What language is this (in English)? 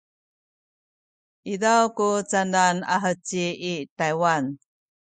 Sakizaya